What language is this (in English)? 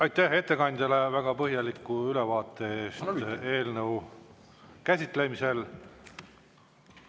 Estonian